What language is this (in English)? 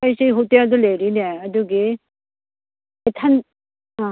Manipuri